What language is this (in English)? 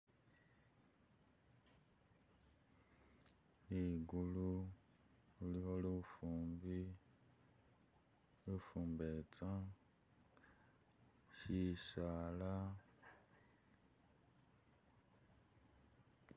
Masaaba